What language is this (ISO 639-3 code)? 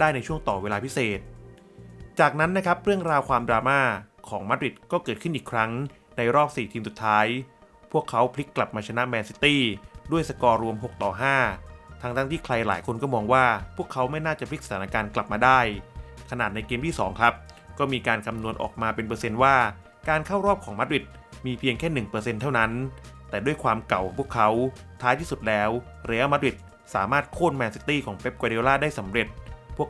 tha